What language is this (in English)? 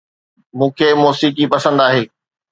Sindhi